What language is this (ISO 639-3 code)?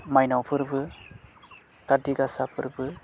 brx